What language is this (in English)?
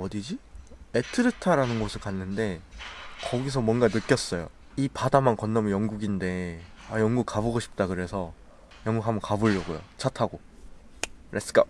Korean